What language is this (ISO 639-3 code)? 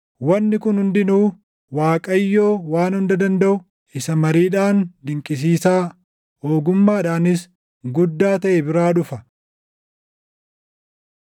orm